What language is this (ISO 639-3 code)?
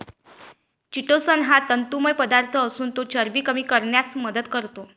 mar